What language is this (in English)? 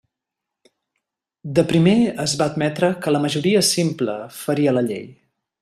Catalan